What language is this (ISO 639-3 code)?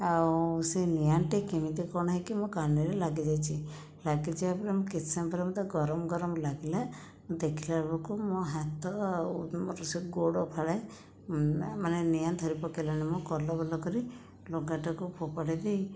ori